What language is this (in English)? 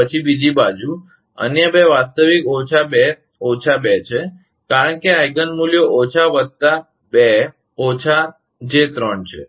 Gujarati